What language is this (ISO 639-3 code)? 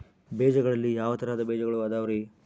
kan